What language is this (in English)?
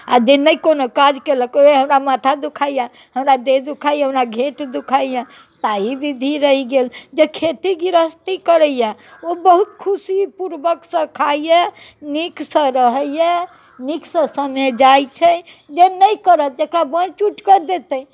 Maithili